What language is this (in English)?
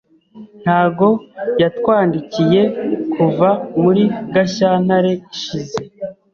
Kinyarwanda